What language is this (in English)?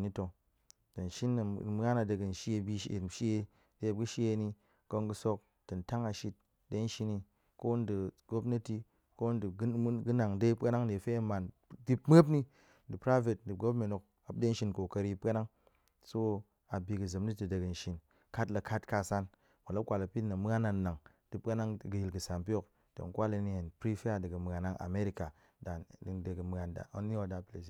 Goemai